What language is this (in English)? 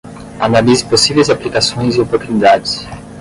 Portuguese